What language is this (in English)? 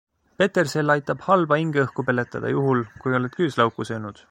Estonian